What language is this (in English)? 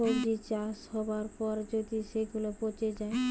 Bangla